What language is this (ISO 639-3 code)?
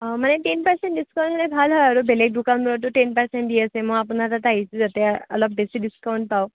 asm